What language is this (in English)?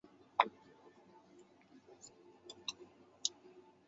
Chinese